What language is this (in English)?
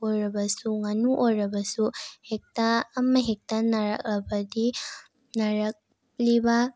Manipuri